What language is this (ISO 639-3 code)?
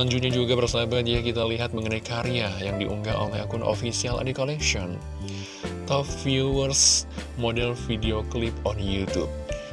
ind